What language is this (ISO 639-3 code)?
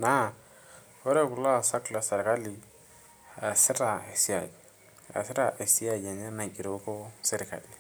mas